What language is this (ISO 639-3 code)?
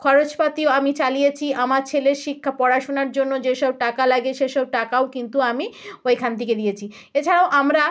ben